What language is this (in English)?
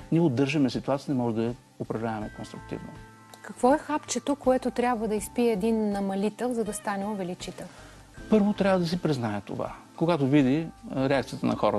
Bulgarian